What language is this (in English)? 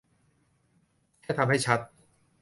Thai